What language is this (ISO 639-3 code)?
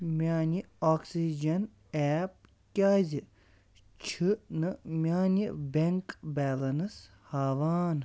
kas